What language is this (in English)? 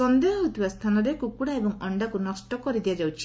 Odia